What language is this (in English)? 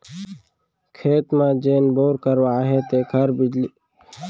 Chhattisgarhi